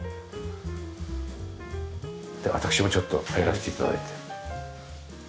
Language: Japanese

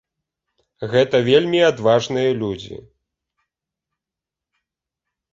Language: Belarusian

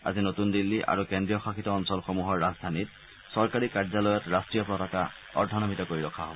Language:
Assamese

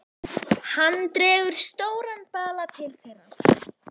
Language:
Icelandic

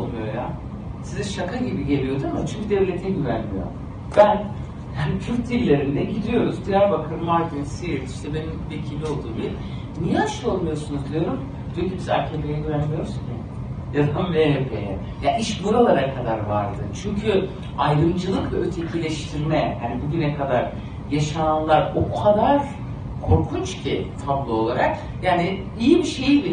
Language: Turkish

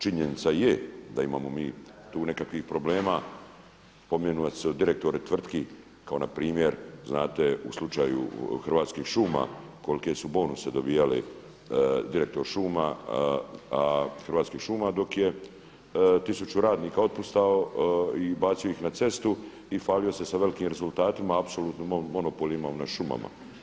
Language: Croatian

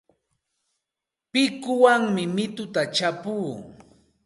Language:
Santa Ana de Tusi Pasco Quechua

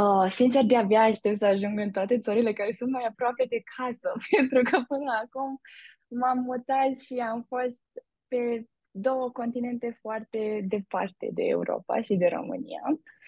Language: Romanian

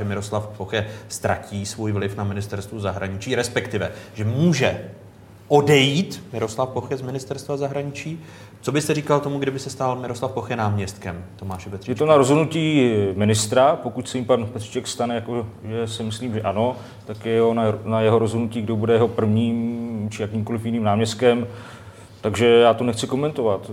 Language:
Czech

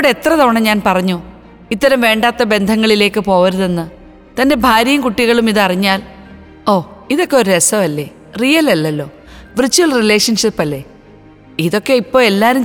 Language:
Malayalam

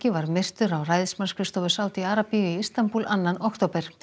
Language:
Icelandic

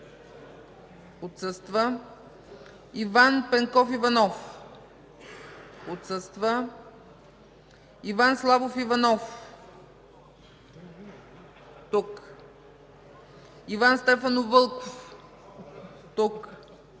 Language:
Bulgarian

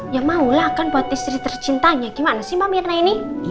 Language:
Indonesian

